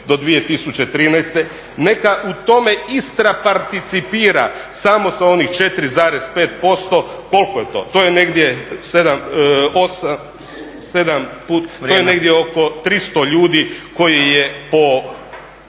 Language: Croatian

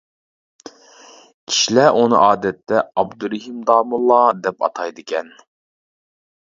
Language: Uyghur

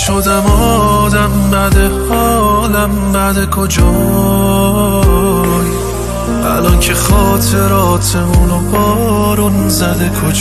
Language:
Persian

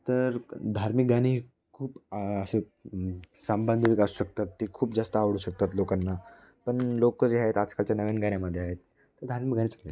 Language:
Marathi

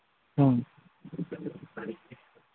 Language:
Manipuri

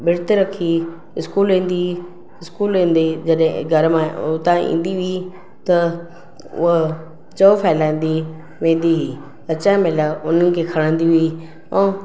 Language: Sindhi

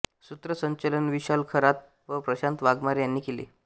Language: Marathi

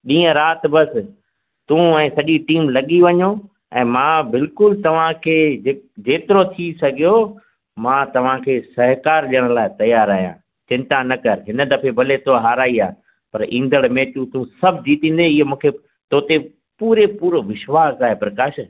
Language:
Sindhi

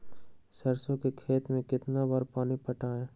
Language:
Magahi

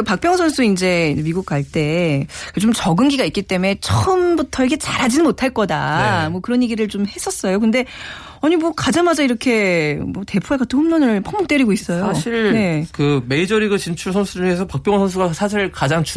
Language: Korean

